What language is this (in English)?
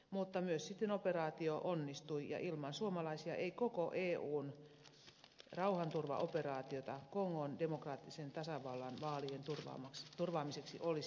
Finnish